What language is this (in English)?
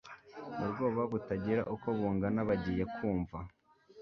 Kinyarwanda